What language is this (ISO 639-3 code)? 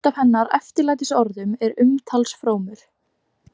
isl